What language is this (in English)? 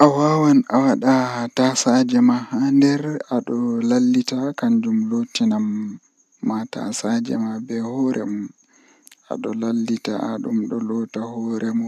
Western Niger Fulfulde